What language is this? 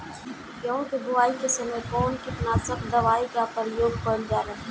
Bhojpuri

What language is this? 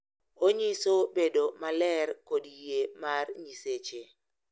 Luo (Kenya and Tanzania)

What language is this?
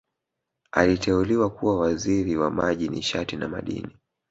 Swahili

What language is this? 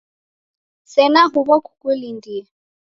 Taita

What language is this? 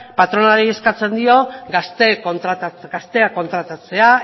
Basque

